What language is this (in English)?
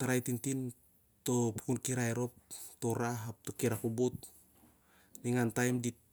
Siar-Lak